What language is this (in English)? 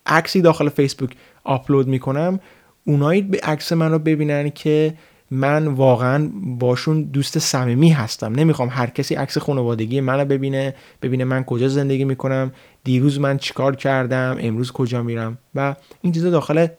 Persian